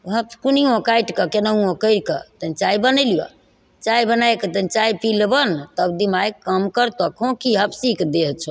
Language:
Maithili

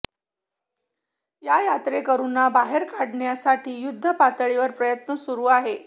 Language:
Marathi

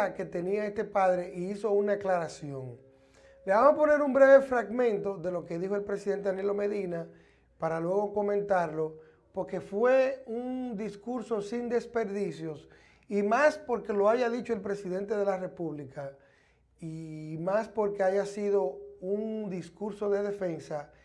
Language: Spanish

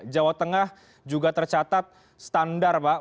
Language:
Indonesian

